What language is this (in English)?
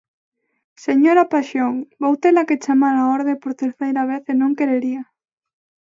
Galician